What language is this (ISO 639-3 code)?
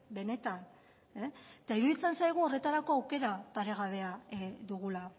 eus